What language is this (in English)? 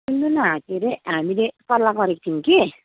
Nepali